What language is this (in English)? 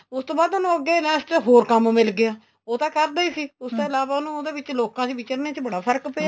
Punjabi